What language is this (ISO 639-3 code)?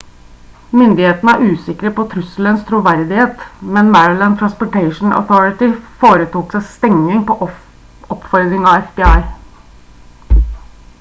nob